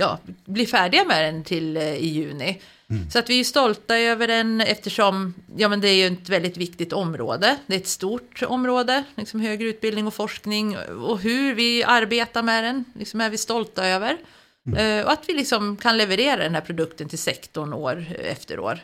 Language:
Swedish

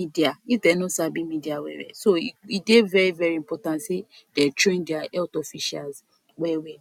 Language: Nigerian Pidgin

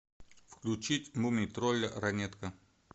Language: Russian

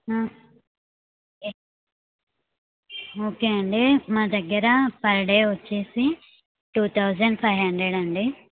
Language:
Telugu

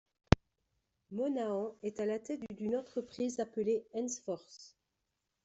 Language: French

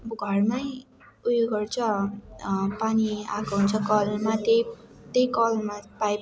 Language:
Nepali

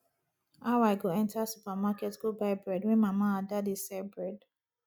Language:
Nigerian Pidgin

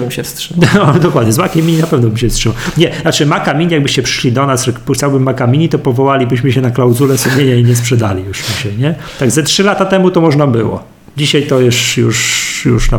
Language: Polish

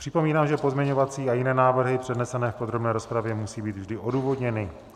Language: Czech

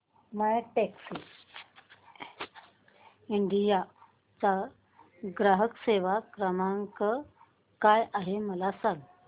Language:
Marathi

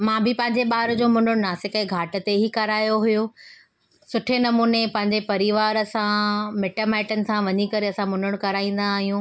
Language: Sindhi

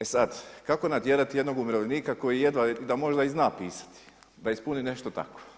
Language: Croatian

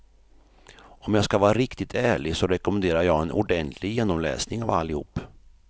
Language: Swedish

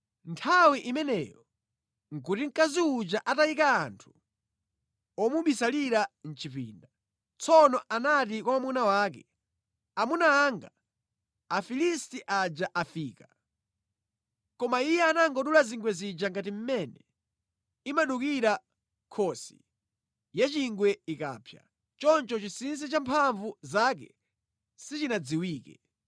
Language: Nyanja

